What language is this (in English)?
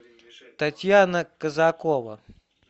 Russian